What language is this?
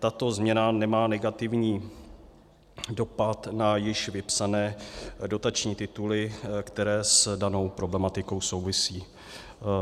Czech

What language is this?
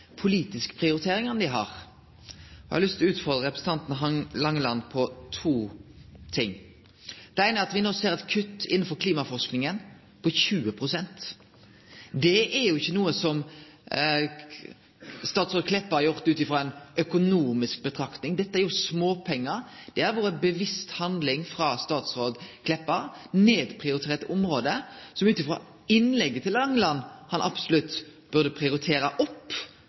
Norwegian Nynorsk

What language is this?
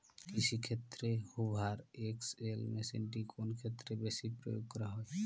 Bangla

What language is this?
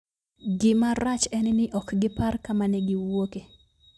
Luo (Kenya and Tanzania)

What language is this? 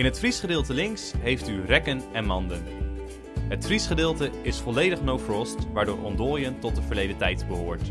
Dutch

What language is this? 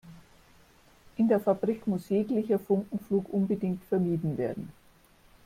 German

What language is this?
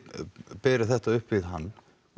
Icelandic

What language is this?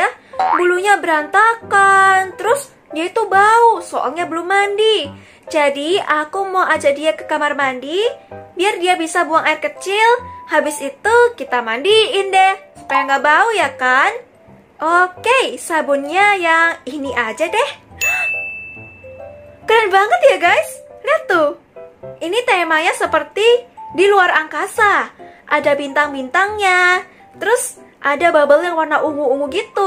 Indonesian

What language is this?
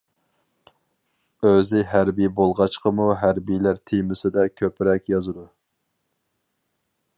Uyghur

